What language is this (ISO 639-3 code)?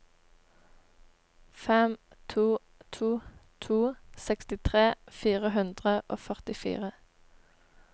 nor